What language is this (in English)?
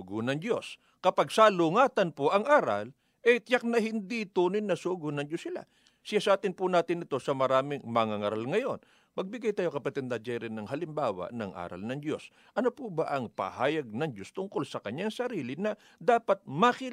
Filipino